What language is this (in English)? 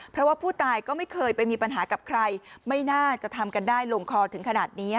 Thai